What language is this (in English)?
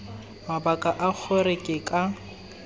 Tswana